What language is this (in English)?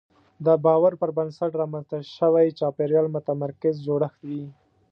Pashto